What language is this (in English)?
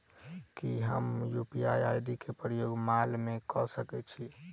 Maithili